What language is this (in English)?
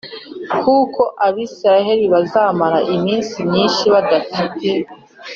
Kinyarwanda